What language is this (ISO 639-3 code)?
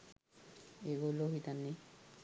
sin